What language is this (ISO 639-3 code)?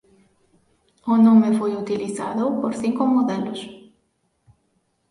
glg